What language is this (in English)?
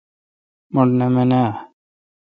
Kalkoti